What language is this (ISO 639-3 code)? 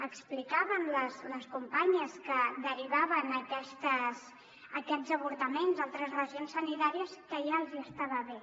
cat